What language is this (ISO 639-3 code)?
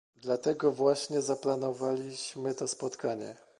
pol